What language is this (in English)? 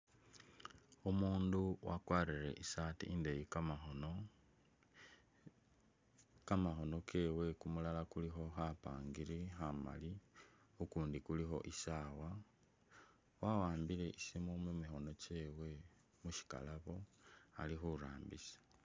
Masaaba